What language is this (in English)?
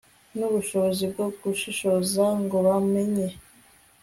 Kinyarwanda